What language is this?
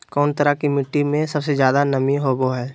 Magahi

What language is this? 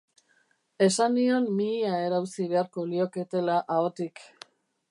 Basque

